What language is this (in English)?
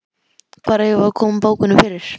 Icelandic